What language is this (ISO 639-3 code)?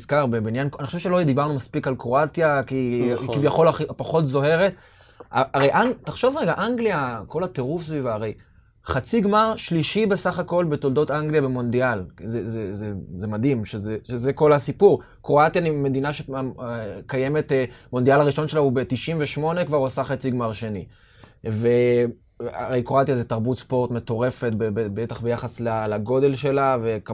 heb